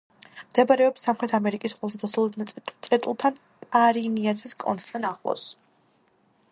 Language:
Georgian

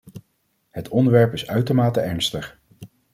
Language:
Dutch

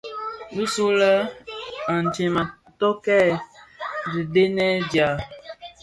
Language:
Bafia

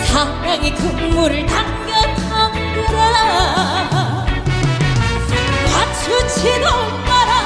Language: Korean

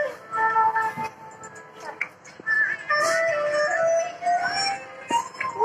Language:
Punjabi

